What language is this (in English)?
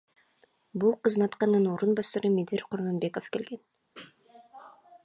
Kyrgyz